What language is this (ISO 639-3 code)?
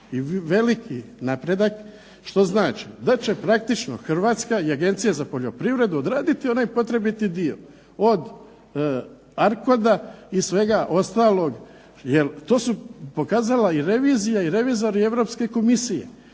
hrv